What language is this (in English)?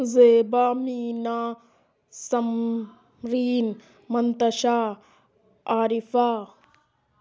Urdu